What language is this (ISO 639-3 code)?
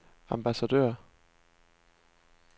dan